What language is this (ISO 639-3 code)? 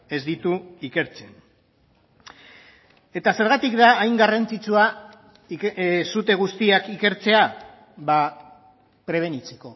eus